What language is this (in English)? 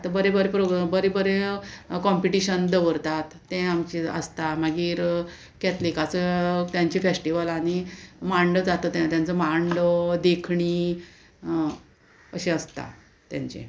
Konkani